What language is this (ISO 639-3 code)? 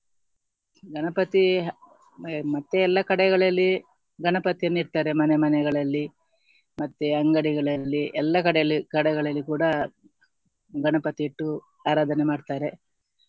kan